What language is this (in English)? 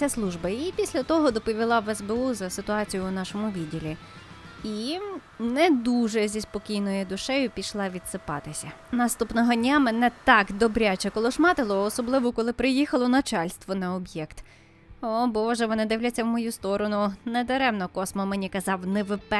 Ukrainian